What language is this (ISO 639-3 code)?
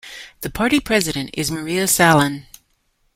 eng